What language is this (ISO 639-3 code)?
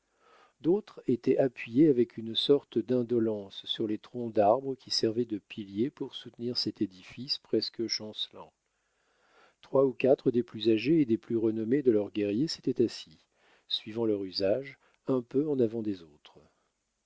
fra